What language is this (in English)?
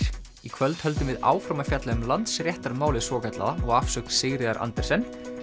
Icelandic